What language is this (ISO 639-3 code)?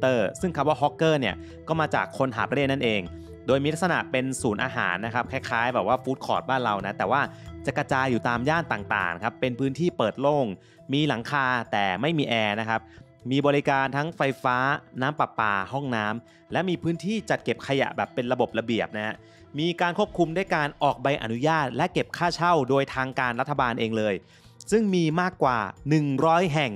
tha